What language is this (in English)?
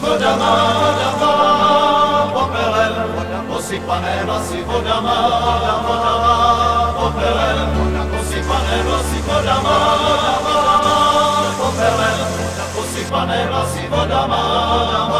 Czech